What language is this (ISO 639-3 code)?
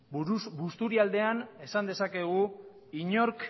eus